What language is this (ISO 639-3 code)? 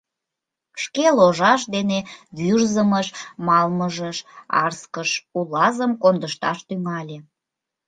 chm